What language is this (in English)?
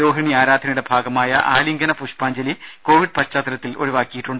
Malayalam